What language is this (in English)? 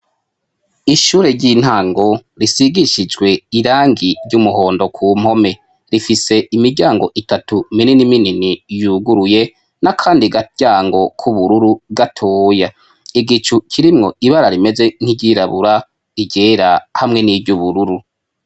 Rundi